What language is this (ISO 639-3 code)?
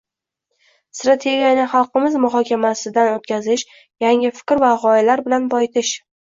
uzb